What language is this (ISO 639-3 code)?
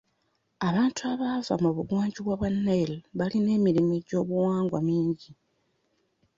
lug